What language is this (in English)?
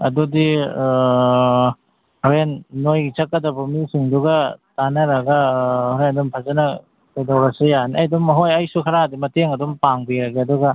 Manipuri